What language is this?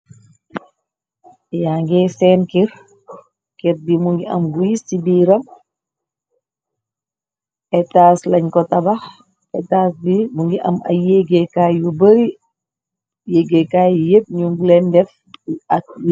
Wolof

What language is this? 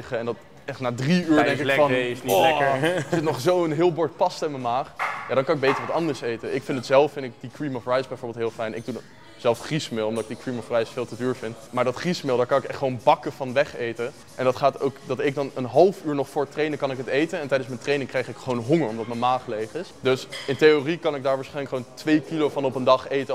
Dutch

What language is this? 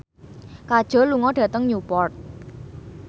Javanese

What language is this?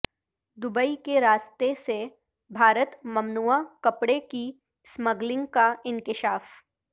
Urdu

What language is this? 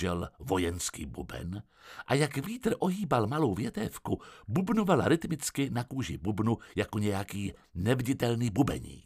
Czech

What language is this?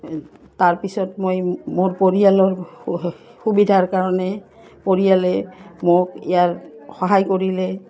Assamese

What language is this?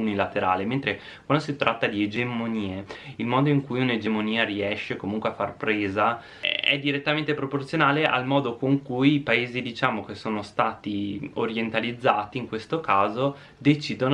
Italian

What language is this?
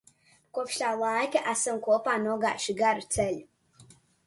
Latvian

